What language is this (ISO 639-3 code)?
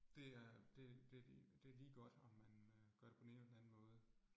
dan